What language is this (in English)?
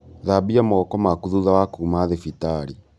Kikuyu